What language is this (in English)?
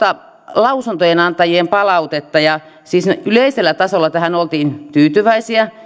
Finnish